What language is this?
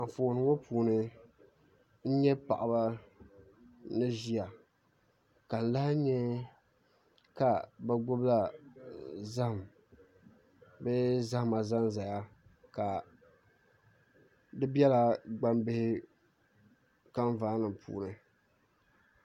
Dagbani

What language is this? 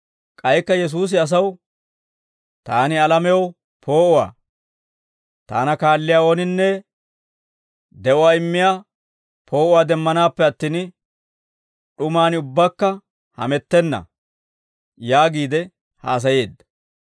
Dawro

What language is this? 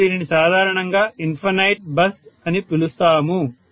Telugu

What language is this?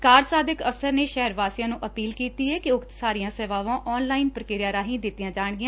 Punjabi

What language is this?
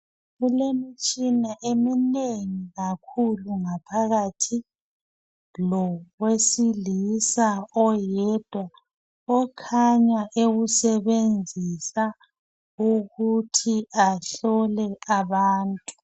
North Ndebele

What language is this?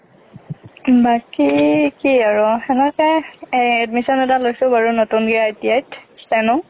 Assamese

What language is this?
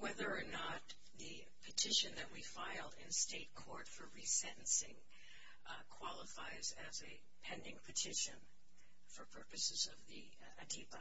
English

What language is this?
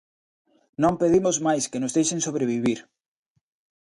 Galician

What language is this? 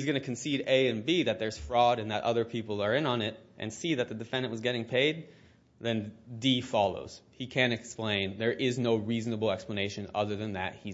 English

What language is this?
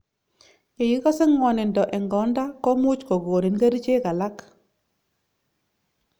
Kalenjin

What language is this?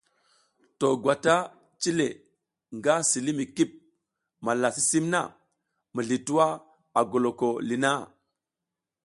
South Giziga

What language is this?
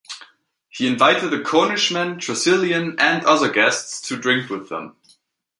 English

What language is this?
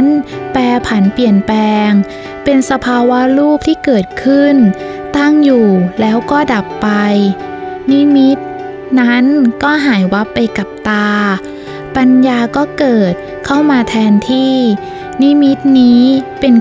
Thai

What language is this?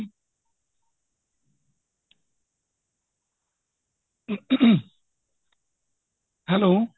Punjabi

